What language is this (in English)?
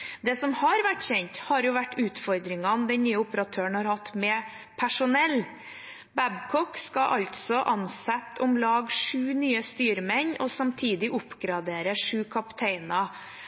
Norwegian Bokmål